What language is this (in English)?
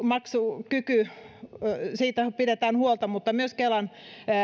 Finnish